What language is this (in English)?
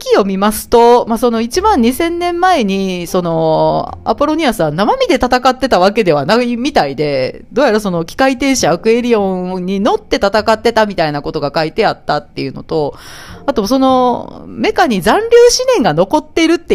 Japanese